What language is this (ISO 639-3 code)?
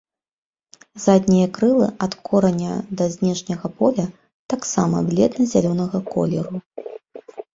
bel